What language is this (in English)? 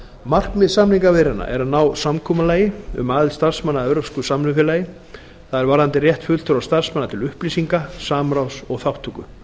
Icelandic